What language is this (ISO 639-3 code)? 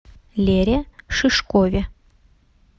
rus